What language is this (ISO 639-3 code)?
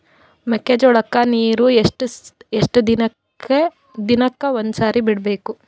kan